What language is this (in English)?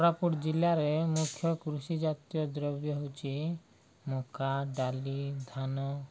Odia